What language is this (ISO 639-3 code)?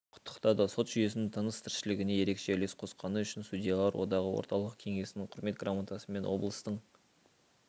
kaz